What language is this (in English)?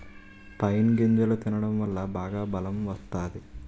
Telugu